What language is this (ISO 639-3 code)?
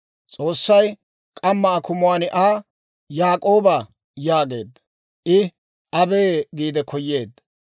dwr